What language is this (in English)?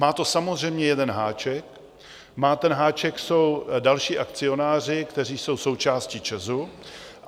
Czech